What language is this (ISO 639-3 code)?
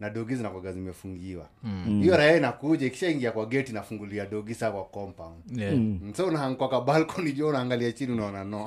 swa